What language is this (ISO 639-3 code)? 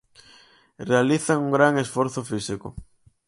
glg